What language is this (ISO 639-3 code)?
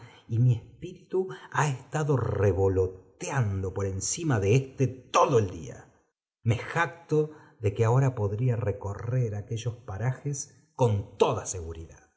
spa